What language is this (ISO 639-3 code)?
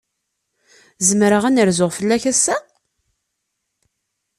kab